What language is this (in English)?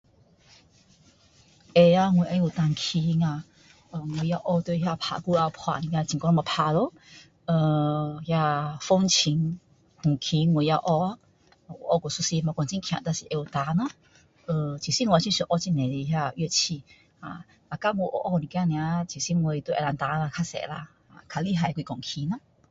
Min Dong Chinese